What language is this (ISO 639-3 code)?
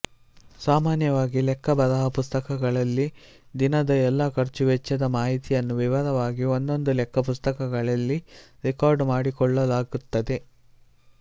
kan